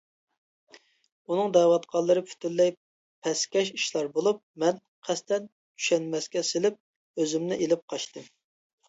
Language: Uyghur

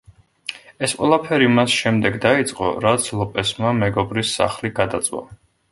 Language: Georgian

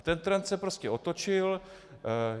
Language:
Czech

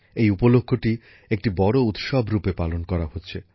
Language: Bangla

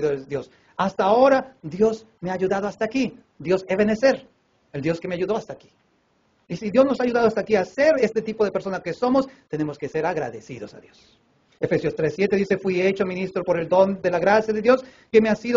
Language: Spanish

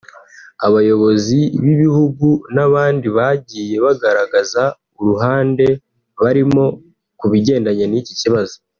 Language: Kinyarwanda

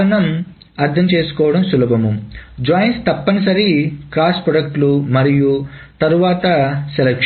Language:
Telugu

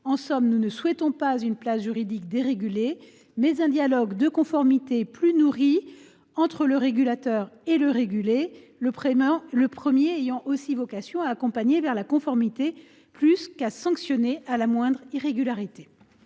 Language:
French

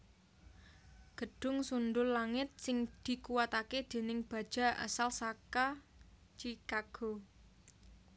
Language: Javanese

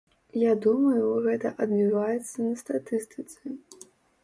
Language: Belarusian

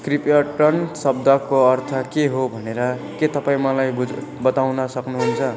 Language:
Nepali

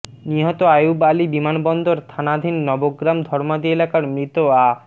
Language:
Bangla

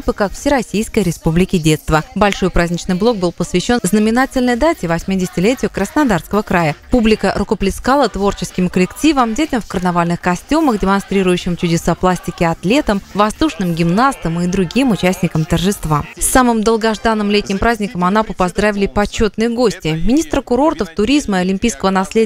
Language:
Russian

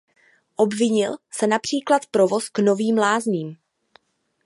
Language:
Czech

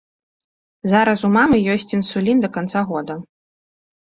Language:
Belarusian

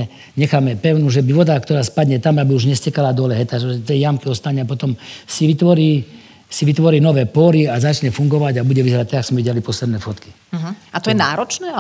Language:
Slovak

